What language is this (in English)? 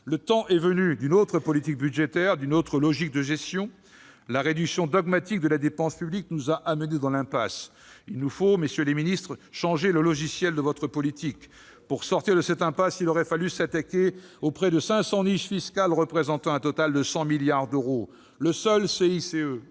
French